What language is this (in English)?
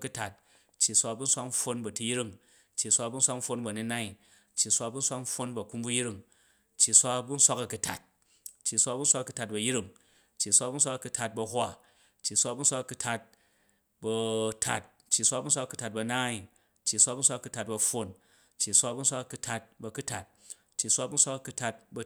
Jju